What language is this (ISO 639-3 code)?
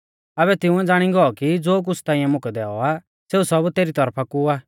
bfz